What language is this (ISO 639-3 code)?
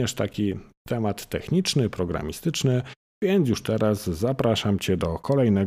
pol